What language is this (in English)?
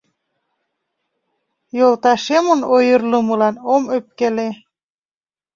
Mari